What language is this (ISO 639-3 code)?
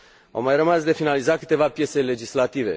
ron